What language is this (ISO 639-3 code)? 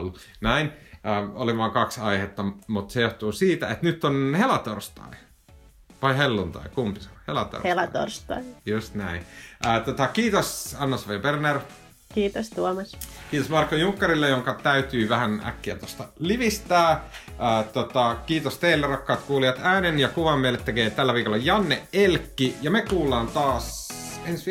fin